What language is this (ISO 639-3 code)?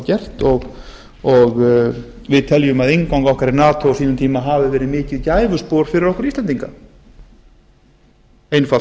isl